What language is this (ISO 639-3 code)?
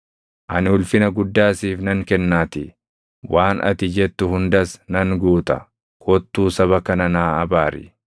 orm